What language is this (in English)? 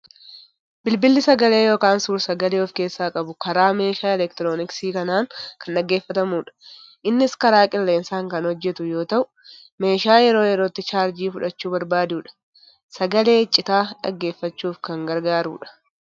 Oromo